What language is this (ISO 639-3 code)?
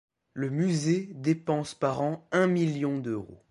fra